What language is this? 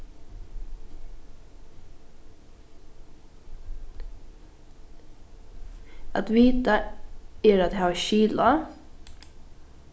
Faroese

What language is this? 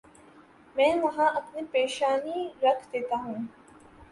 Urdu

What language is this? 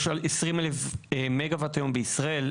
Hebrew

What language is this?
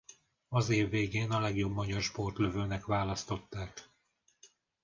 Hungarian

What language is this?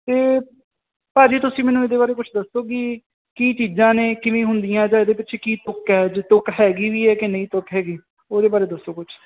Punjabi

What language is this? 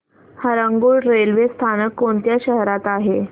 Marathi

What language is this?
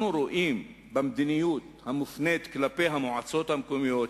Hebrew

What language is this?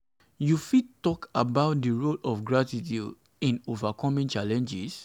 Nigerian Pidgin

